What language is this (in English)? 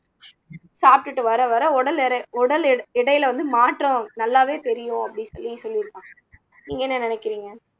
Tamil